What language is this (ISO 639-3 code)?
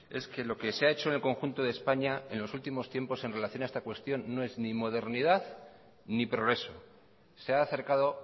spa